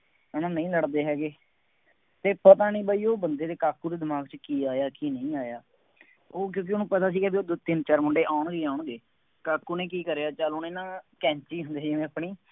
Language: Punjabi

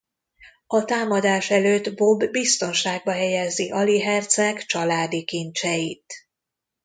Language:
Hungarian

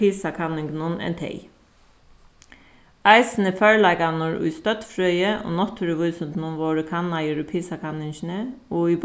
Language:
Faroese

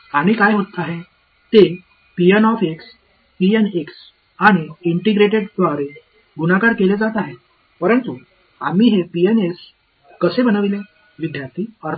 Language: Tamil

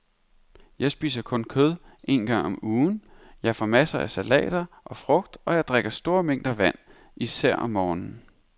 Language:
Danish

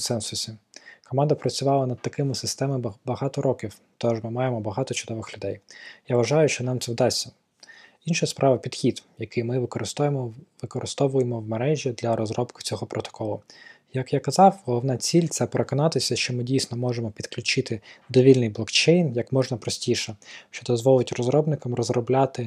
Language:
Ukrainian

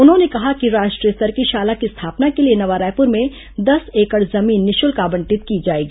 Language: Hindi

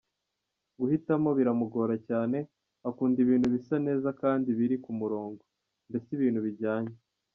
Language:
Kinyarwanda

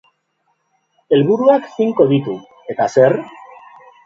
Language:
Basque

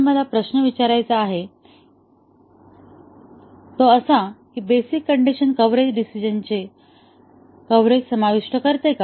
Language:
Marathi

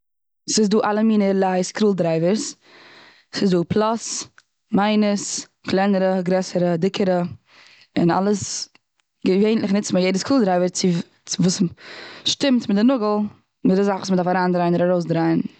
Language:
Yiddish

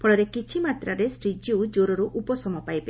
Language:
Odia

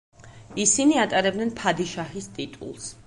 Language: Georgian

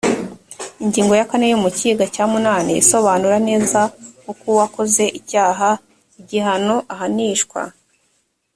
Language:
Kinyarwanda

